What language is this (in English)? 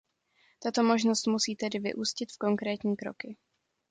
Czech